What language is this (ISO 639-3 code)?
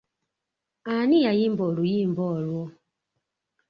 lug